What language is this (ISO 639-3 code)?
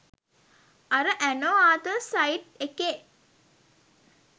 sin